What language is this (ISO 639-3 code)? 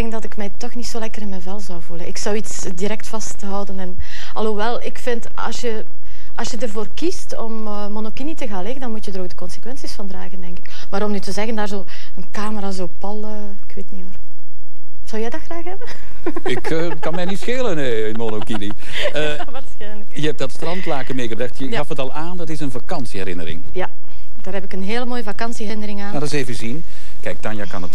nld